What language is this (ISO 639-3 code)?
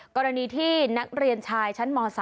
tha